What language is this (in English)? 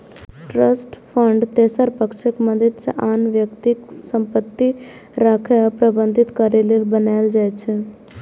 Maithili